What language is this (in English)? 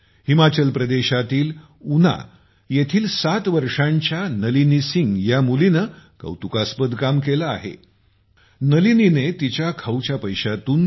Marathi